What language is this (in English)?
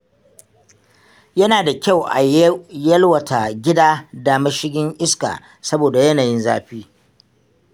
Hausa